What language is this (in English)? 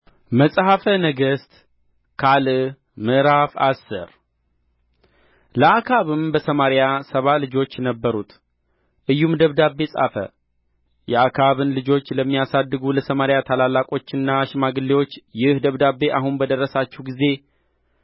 Amharic